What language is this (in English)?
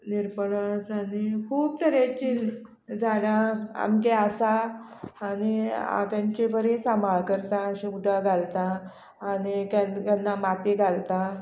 Konkani